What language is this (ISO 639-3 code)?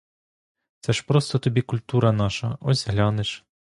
ukr